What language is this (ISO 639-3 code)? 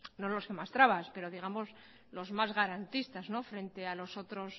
spa